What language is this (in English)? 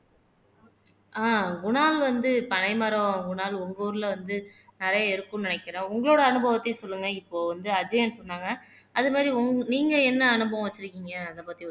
Tamil